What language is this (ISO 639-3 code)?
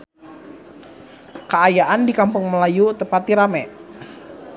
sun